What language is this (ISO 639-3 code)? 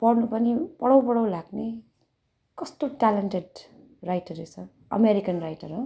nep